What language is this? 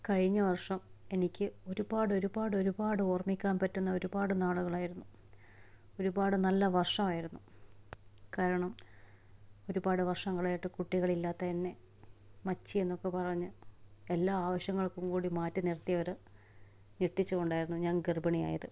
Malayalam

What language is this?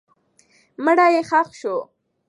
Pashto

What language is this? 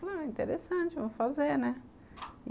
Portuguese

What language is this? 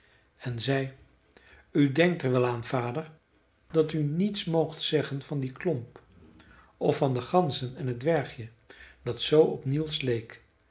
Dutch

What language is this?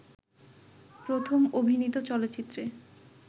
Bangla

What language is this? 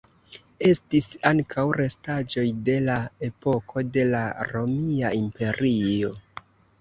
Esperanto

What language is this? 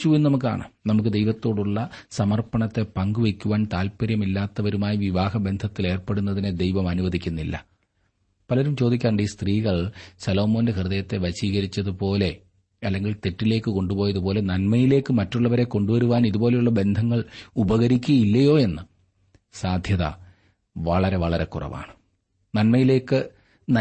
Malayalam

